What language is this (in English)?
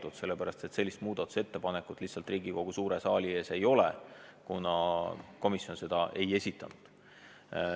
Estonian